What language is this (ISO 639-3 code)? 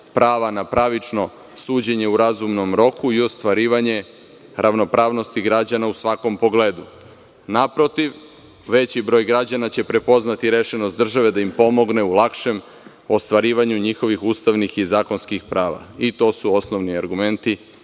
srp